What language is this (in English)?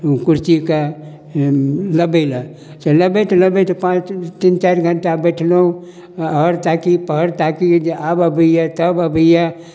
Maithili